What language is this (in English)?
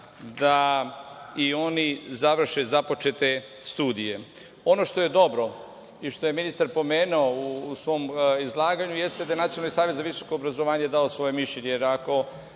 Serbian